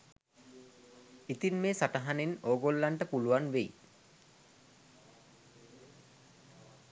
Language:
Sinhala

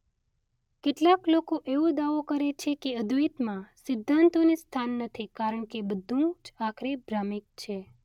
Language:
Gujarati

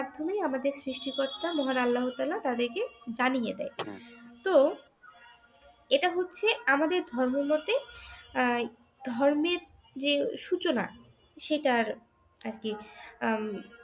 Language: Bangla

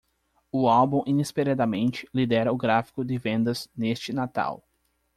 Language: Portuguese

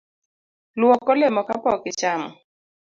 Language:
Luo (Kenya and Tanzania)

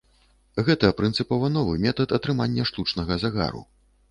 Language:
Belarusian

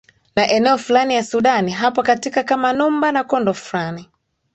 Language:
Swahili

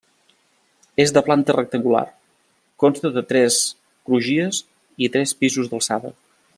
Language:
Catalan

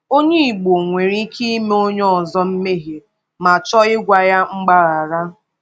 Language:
Igbo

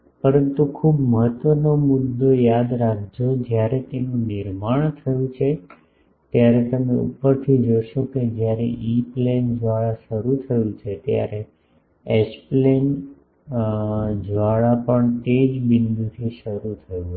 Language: Gujarati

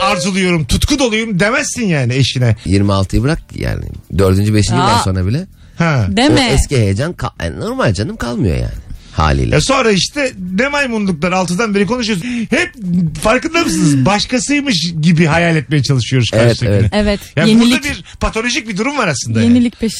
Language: Turkish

